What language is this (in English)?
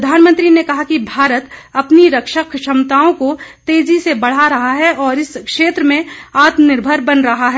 Hindi